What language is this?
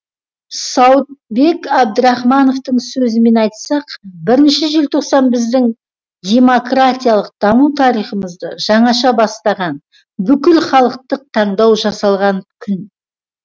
Kazakh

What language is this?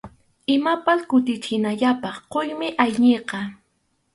Arequipa-La Unión Quechua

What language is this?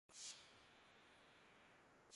Urdu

